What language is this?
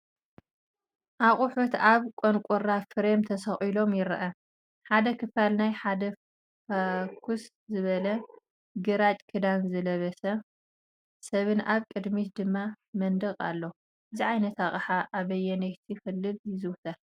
Tigrinya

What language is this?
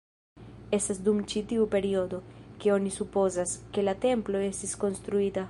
Esperanto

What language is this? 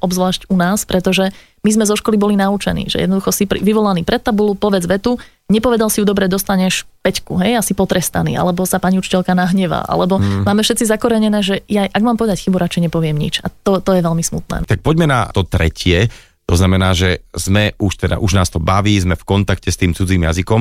Slovak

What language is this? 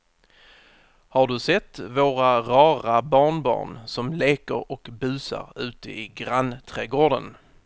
Swedish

